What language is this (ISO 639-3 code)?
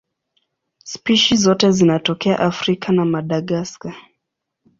swa